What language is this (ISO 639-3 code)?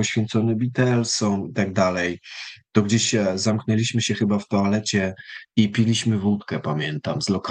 pol